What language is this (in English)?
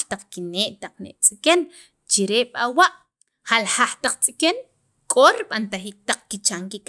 Sacapulteco